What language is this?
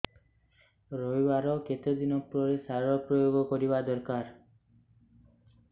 Odia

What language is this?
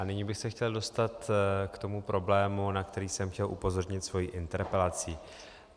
Czech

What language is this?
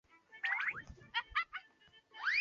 Chinese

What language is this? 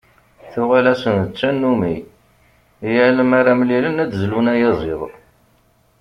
Kabyle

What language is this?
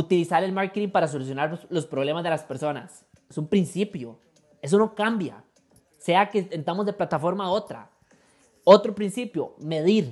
Spanish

